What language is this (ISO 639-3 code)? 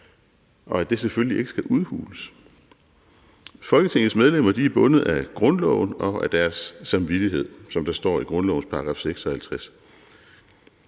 dan